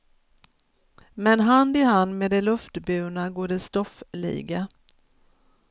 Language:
Swedish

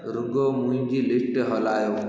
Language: Sindhi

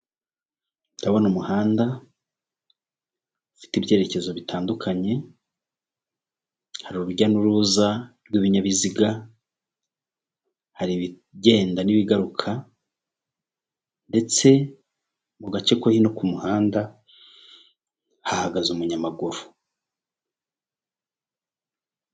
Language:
Kinyarwanda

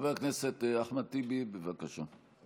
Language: Hebrew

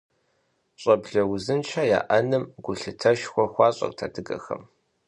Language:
Kabardian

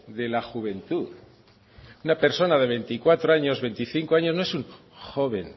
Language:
Spanish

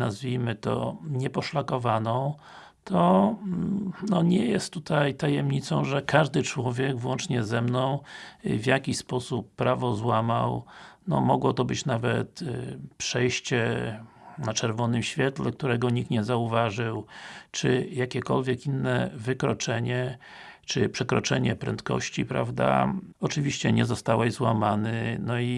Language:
Polish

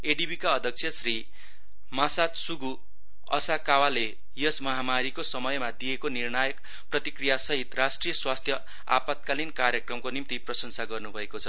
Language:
Nepali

